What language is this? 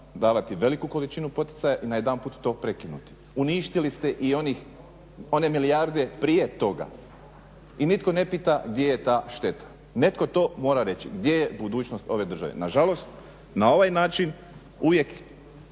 Croatian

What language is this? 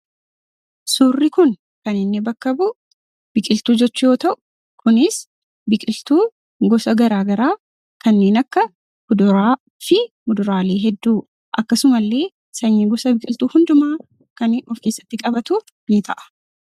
Oromo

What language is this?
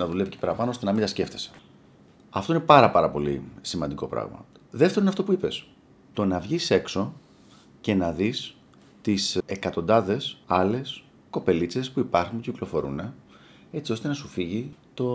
Greek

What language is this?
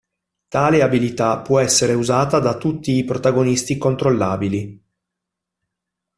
Italian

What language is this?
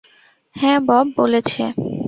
Bangla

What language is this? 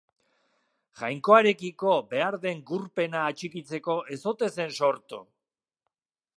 Basque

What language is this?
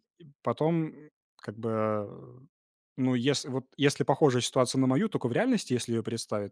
Russian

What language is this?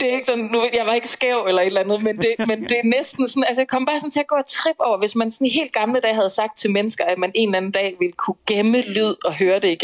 Danish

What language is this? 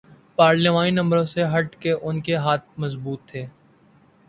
Urdu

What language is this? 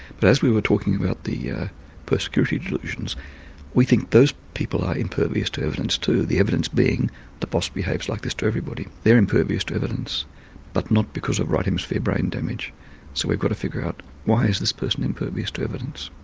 English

